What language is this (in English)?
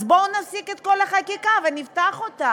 Hebrew